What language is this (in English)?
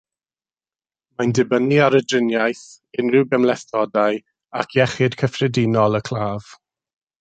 Welsh